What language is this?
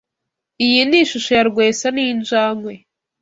Kinyarwanda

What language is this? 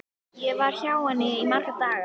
Icelandic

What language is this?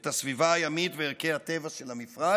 Hebrew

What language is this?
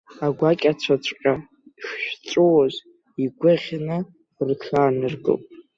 Abkhazian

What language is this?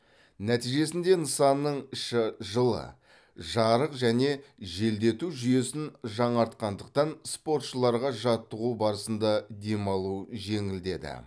Kazakh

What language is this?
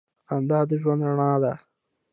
Pashto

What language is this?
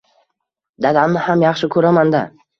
Uzbek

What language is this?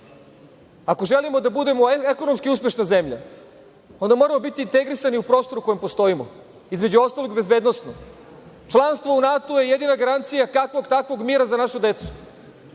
Serbian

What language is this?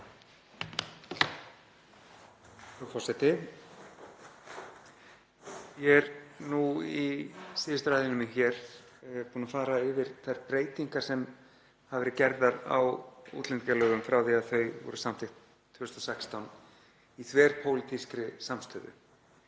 Icelandic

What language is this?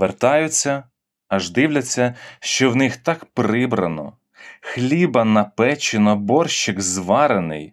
Ukrainian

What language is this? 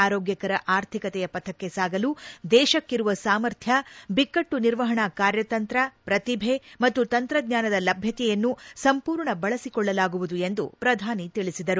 Kannada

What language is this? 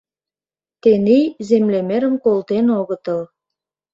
Mari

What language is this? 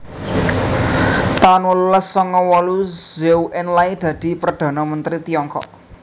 Javanese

